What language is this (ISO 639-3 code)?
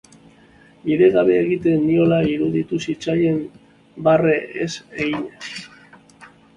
eus